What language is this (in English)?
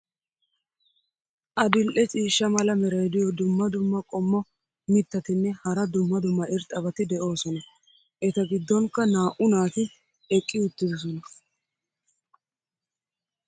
Wolaytta